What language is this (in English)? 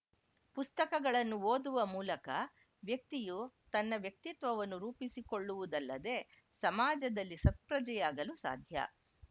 Kannada